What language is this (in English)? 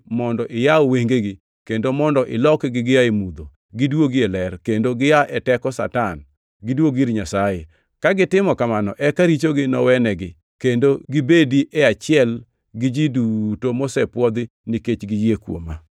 Luo (Kenya and Tanzania)